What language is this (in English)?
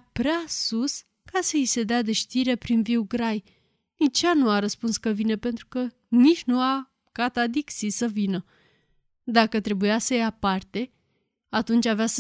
Romanian